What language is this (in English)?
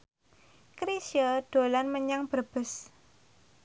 Javanese